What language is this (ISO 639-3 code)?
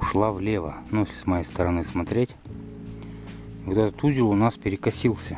rus